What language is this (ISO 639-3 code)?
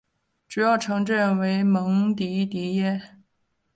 zho